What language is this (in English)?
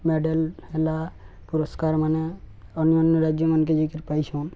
Odia